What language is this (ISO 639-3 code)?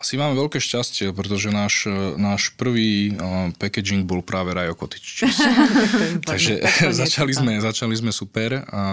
slk